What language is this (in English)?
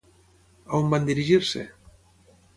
Catalan